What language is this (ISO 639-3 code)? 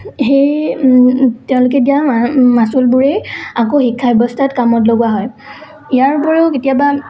asm